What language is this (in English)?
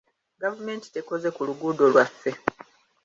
Ganda